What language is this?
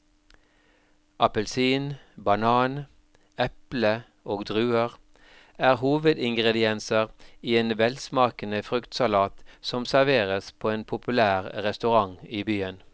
Norwegian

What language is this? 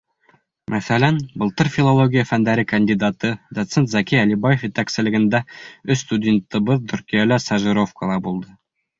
Bashkir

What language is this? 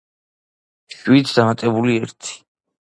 Georgian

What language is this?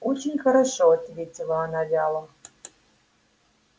Russian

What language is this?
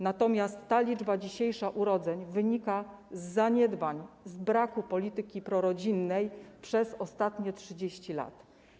Polish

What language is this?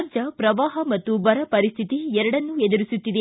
Kannada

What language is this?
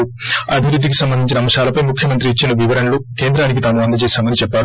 Telugu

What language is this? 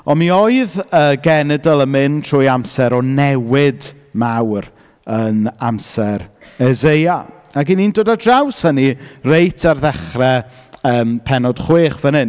Welsh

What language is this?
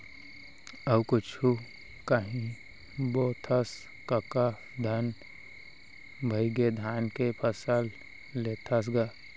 Chhattisgarhi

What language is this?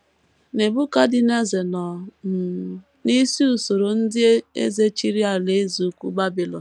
Igbo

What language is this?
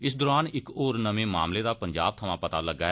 Dogri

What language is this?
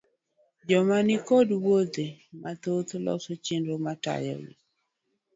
Luo (Kenya and Tanzania)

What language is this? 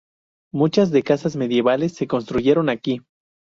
Spanish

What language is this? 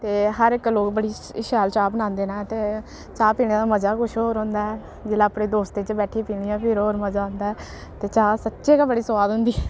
Dogri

